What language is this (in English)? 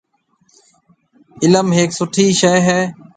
Marwari (Pakistan)